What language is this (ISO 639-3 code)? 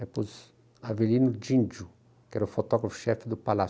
por